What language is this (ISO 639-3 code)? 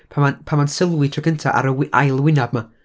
cym